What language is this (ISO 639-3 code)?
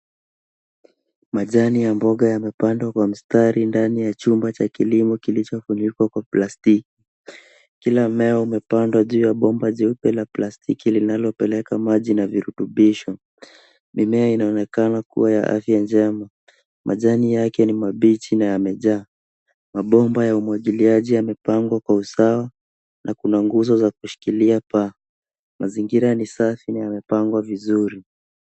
swa